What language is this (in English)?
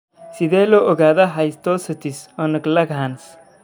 Somali